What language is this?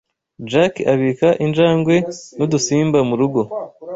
Kinyarwanda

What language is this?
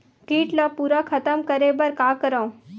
Chhattisgarhi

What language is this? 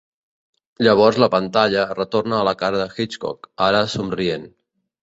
Catalan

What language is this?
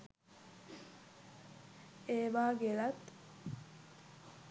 Sinhala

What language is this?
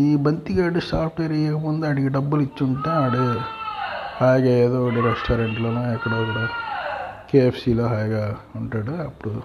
Telugu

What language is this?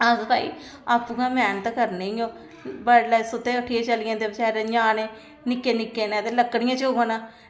Dogri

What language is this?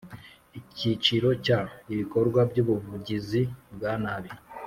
Kinyarwanda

